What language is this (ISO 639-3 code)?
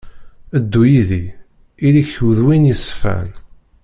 kab